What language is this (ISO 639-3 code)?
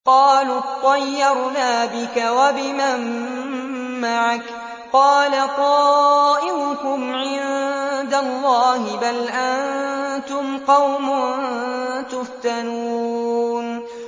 ara